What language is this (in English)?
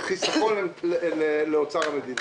Hebrew